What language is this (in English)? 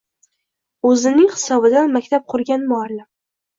Uzbek